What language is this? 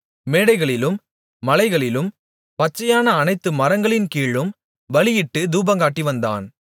Tamil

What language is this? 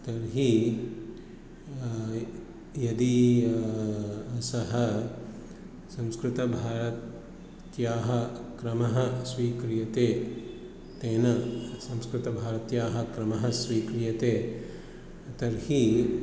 Sanskrit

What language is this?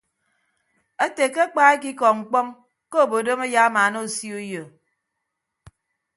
Ibibio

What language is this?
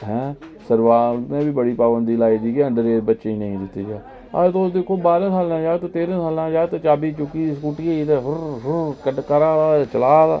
Dogri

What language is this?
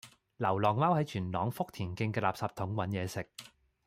Cantonese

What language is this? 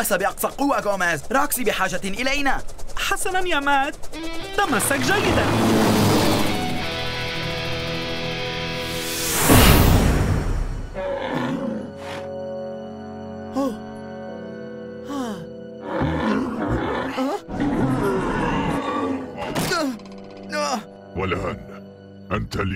Arabic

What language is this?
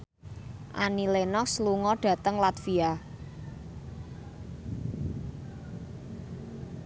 Javanese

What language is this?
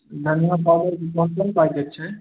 Maithili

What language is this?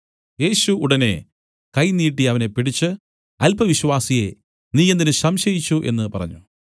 Malayalam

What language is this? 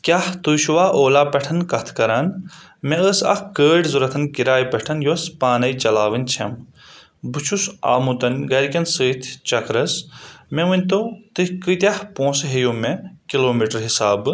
Kashmiri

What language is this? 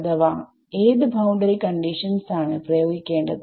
Malayalam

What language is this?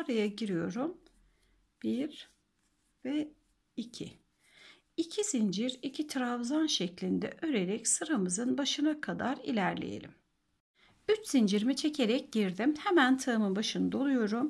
Turkish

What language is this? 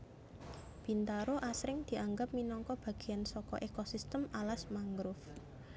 Javanese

